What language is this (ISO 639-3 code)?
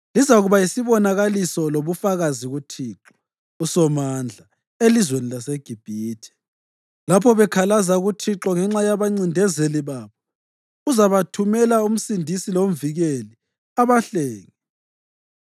nde